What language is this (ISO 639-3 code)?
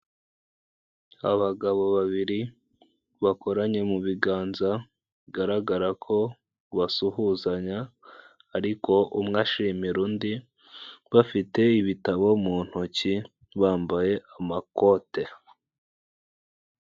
kin